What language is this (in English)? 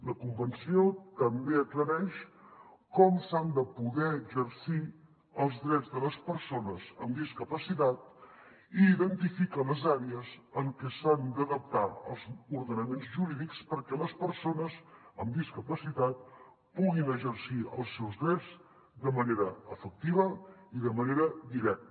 Catalan